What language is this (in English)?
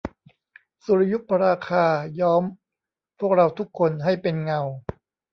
Thai